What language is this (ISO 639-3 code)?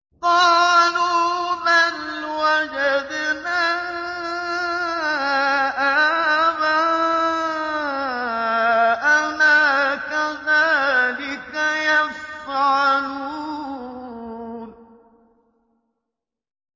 ara